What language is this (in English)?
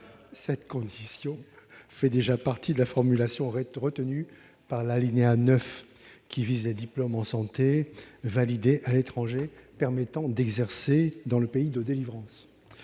French